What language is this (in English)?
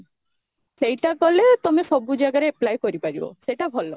Odia